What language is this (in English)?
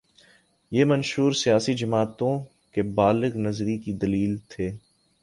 Urdu